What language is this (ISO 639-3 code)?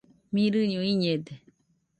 hux